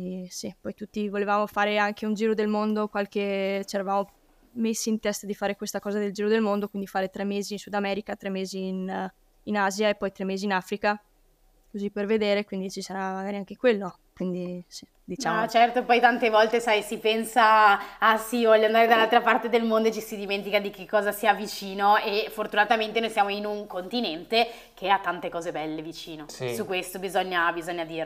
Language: Italian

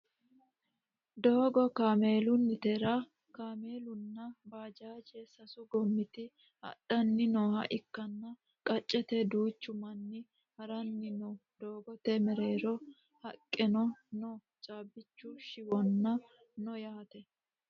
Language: Sidamo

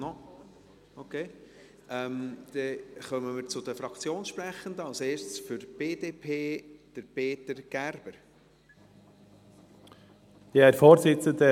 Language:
Swiss German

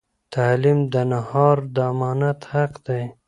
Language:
Pashto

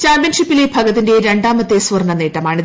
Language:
Malayalam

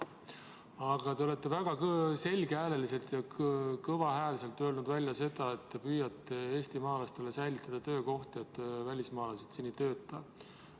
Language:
Estonian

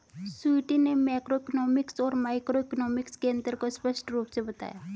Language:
Hindi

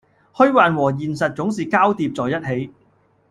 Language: Cantonese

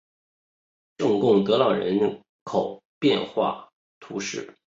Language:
Chinese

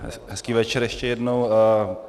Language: Czech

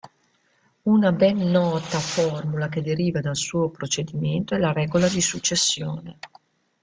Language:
Italian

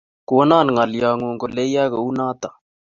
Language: Kalenjin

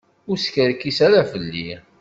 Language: Kabyle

